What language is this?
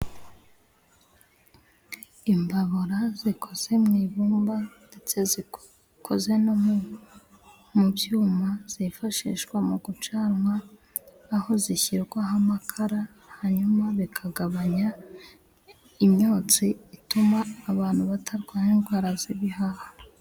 Kinyarwanda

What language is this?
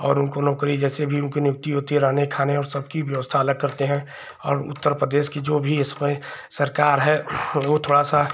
Hindi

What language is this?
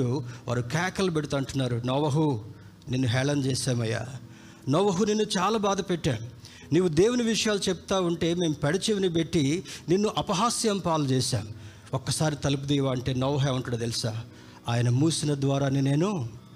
Telugu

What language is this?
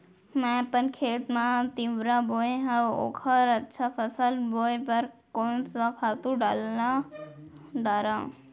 Chhattisgarhi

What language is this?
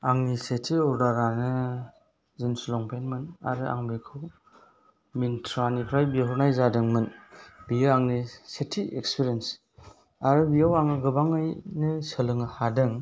Bodo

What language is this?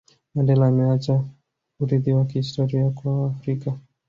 Swahili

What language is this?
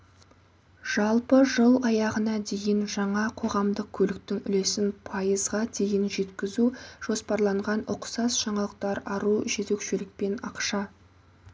Kazakh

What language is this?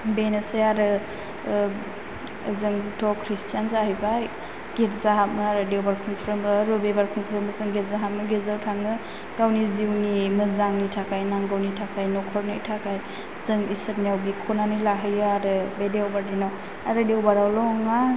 Bodo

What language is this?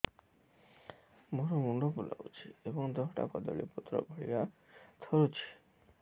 Odia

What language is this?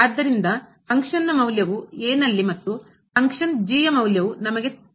Kannada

